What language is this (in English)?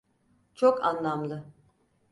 Turkish